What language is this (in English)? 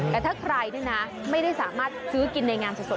Thai